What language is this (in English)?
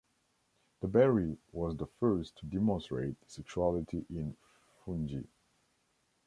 English